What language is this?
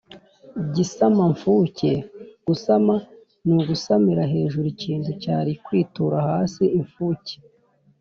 Kinyarwanda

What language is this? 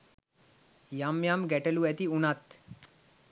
Sinhala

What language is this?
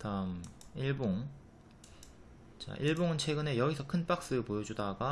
Korean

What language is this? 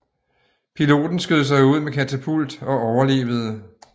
Danish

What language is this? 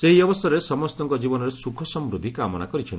Odia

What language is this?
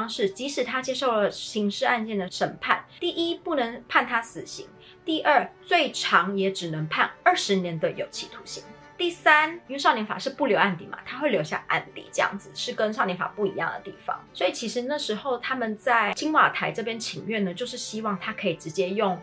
Chinese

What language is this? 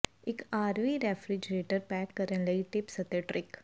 Punjabi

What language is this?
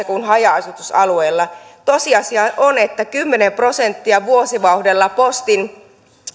Finnish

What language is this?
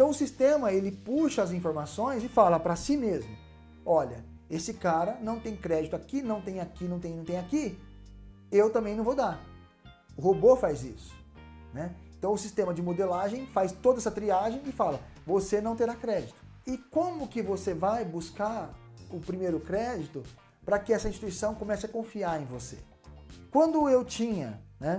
Portuguese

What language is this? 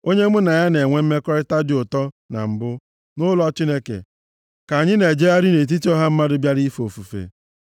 Igbo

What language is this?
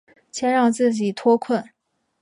Chinese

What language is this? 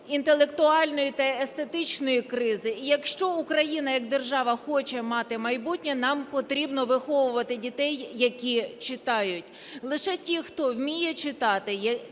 Ukrainian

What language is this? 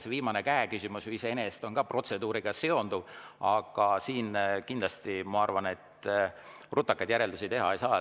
Estonian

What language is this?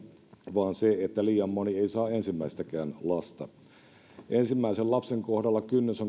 Finnish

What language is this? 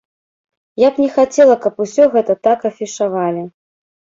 Belarusian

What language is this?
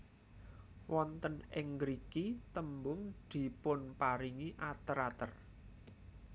Javanese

